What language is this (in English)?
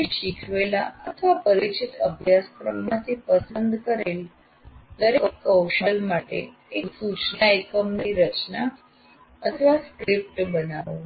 Gujarati